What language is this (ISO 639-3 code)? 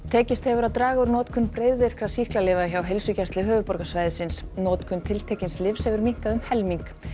isl